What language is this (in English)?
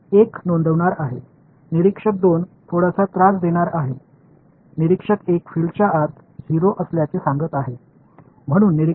Tamil